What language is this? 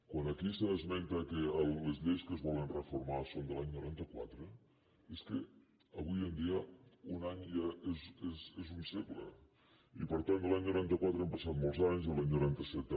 Catalan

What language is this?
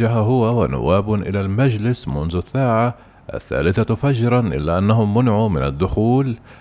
Arabic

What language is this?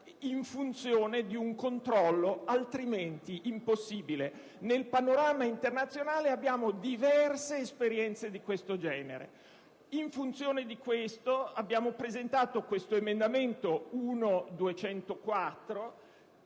Italian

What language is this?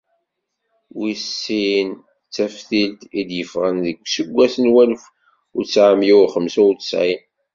Kabyle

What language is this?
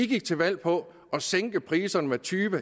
Danish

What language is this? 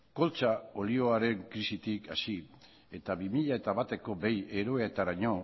Basque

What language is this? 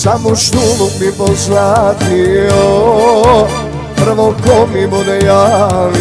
Arabic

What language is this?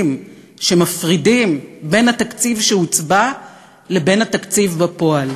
Hebrew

